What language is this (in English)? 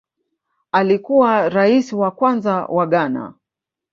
Swahili